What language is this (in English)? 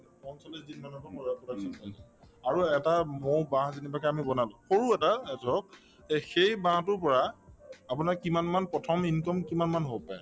Assamese